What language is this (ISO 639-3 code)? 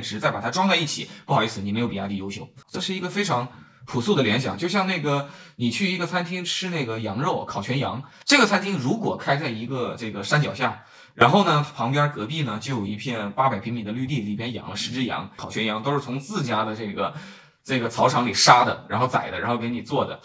zho